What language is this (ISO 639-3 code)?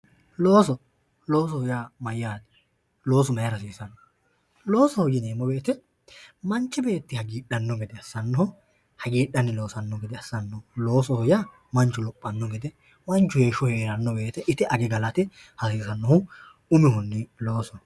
sid